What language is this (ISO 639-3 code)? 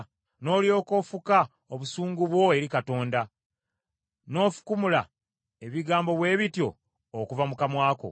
lug